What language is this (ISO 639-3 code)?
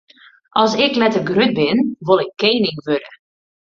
fry